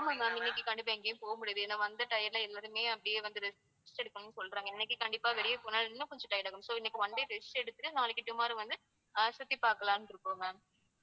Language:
Tamil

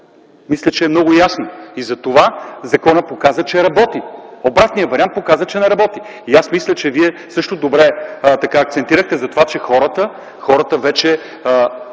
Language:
Bulgarian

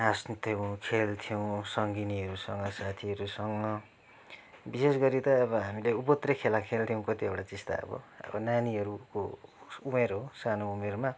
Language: Nepali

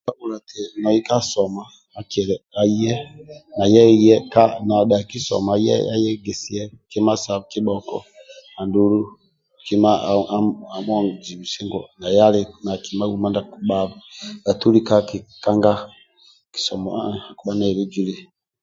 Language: Amba (Uganda)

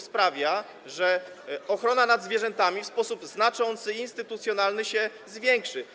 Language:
Polish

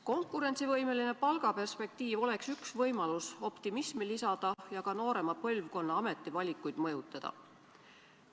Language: Estonian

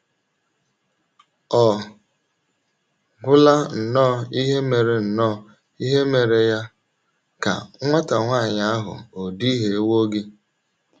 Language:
Igbo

